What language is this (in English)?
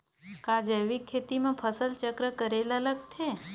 Chhattisgarhi